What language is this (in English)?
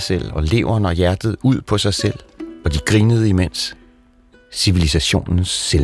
Danish